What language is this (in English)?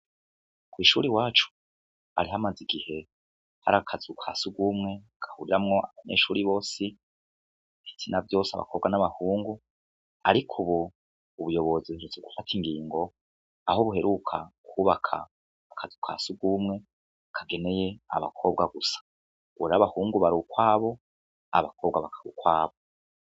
Rundi